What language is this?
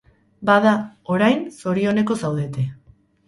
Basque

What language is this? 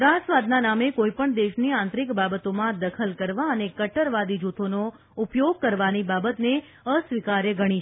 Gujarati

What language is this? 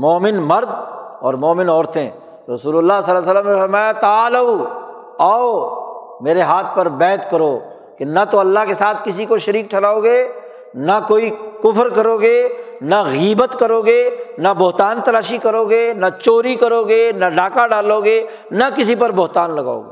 Urdu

